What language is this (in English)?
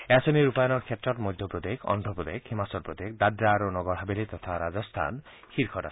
Assamese